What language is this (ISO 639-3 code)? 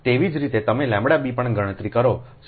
guj